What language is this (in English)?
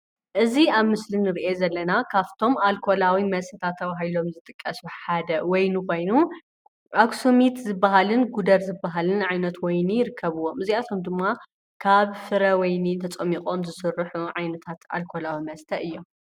Tigrinya